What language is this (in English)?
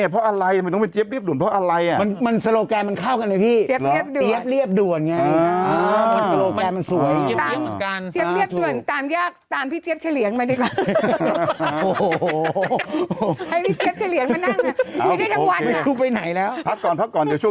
Thai